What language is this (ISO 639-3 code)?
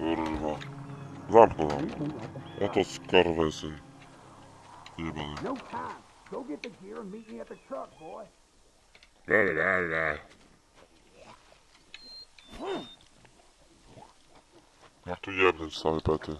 pol